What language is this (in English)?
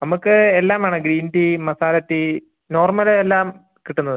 Malayalam